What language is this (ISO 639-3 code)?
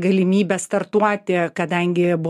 lit